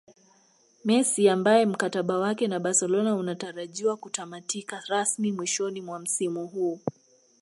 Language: Swahili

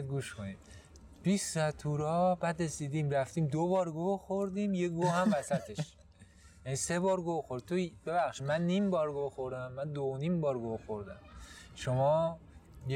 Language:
Persian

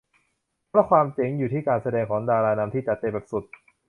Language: Thai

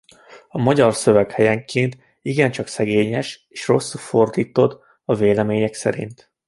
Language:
Hungarian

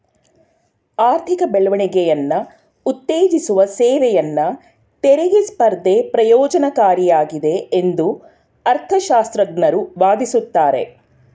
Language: Kannada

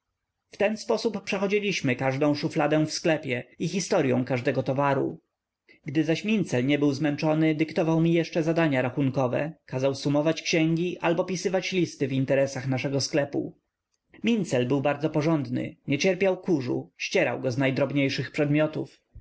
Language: Polish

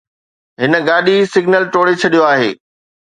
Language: Sindhi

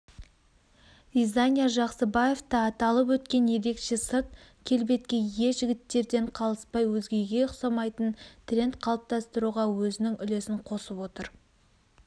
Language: Kazakh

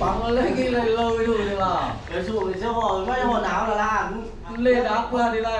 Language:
Vietnamese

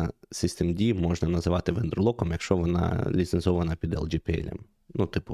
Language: Ukrainian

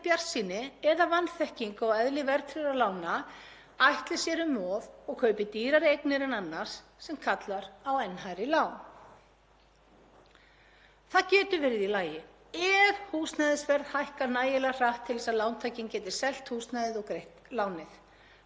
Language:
Icelandic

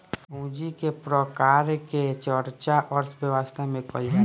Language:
Bhojpuri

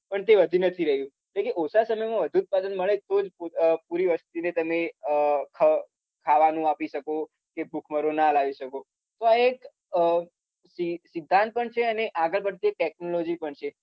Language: Gujarati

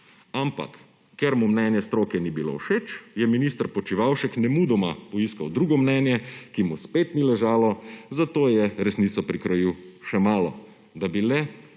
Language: Slovenian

